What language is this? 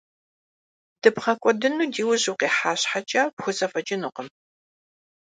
Kabardian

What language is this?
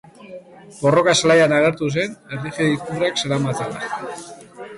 Basque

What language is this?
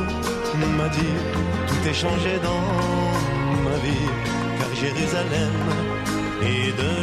French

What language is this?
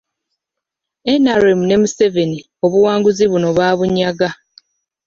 Ganda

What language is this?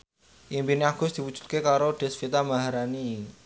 Javanese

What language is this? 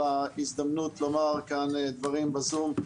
Hebrew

